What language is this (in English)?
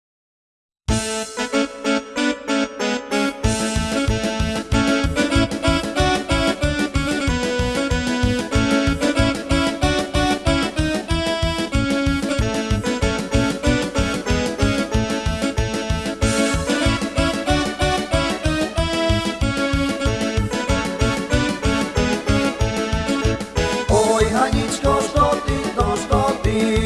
Slovak